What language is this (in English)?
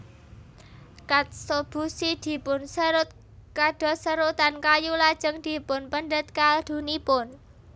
Javanese